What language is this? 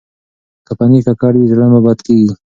Pashto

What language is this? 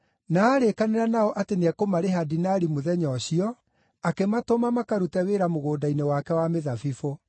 Kikuyu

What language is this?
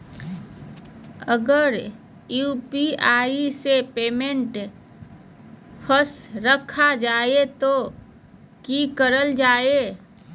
Magahi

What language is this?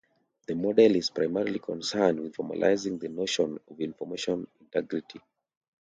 English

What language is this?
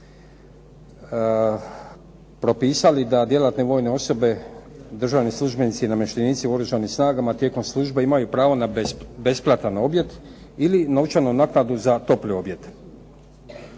Croatian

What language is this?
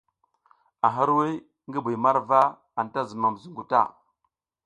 South Giziga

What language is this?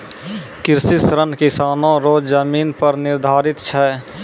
Maithili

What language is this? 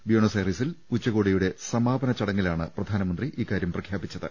Malayalam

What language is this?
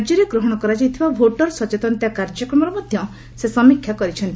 Odia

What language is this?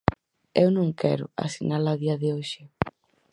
Galician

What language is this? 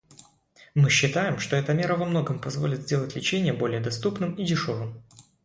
Russian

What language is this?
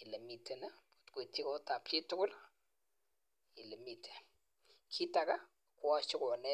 Kalenjin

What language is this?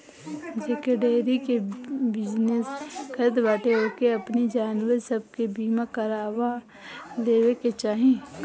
Bhojpuri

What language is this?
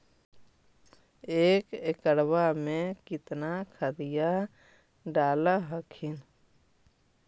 Magahi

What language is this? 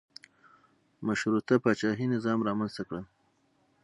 Pashto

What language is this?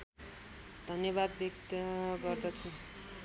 Nepali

